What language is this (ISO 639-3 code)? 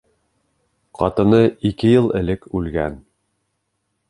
bak